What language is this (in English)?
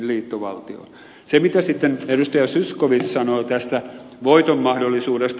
Finnish